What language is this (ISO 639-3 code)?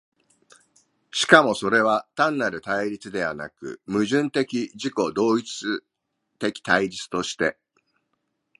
jpn